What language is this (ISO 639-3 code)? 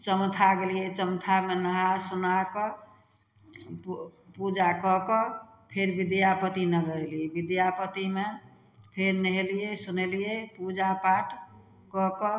mai